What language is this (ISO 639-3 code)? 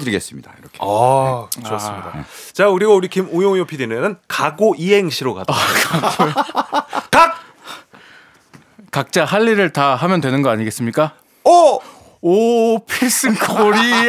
kor